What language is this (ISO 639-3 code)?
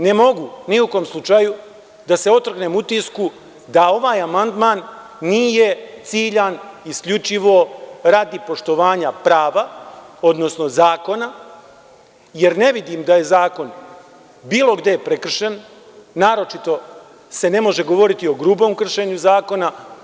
srp